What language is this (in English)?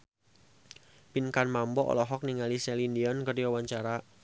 Sundanese